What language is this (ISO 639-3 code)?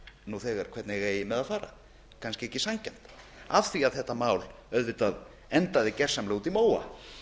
isl